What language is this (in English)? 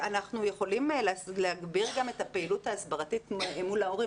Hebrew